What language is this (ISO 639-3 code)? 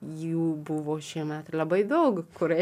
lit